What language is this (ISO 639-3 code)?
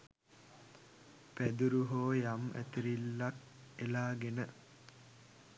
sin